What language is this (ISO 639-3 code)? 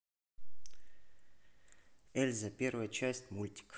rus